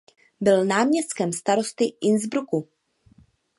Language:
Czech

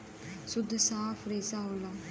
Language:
Bhojpuri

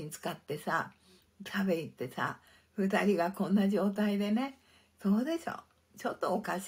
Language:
Japanese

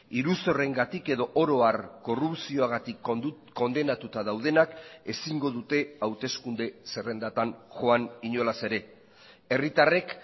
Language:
Basque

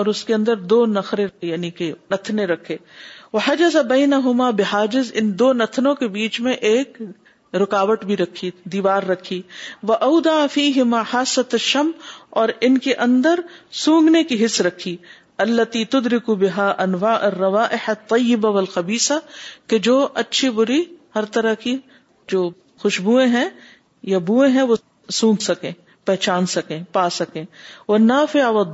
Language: Urdu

